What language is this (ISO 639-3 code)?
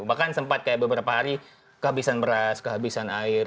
ind